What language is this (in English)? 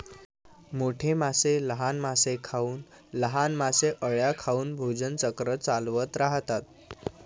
Marathi